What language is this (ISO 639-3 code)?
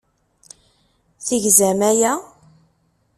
kab